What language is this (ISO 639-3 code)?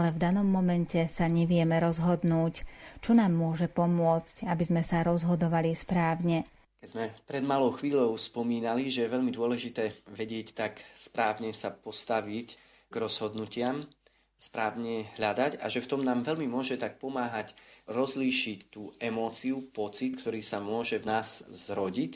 slk